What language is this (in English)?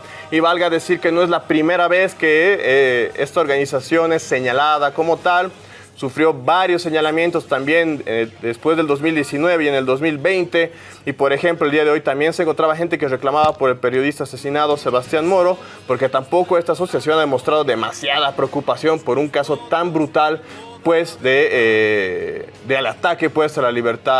Spanish